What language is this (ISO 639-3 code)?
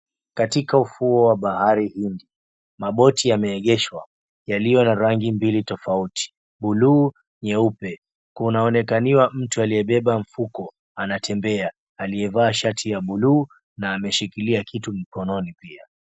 swa